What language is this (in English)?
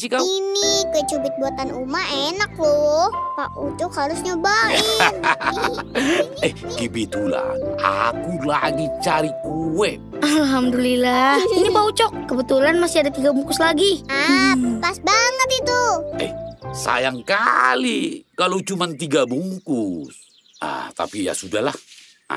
Indonesian